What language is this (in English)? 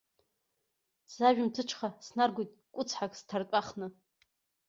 Abkhazian